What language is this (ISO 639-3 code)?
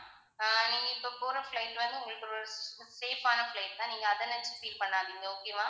tam